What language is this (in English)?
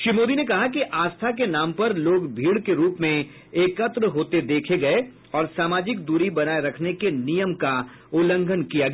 Hindi